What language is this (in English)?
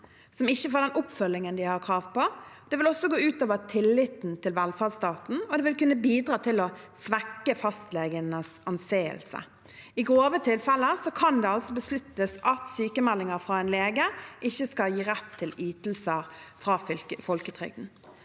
Norwegian